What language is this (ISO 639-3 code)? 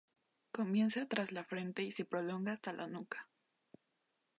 spa